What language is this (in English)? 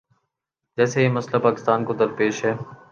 Urdu